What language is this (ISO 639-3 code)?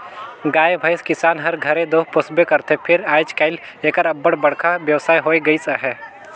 hne